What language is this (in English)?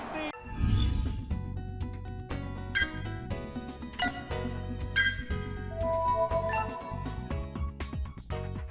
Vietnamese